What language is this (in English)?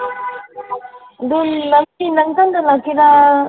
Manipuri